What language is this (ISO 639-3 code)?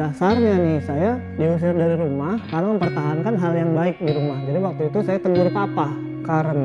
ind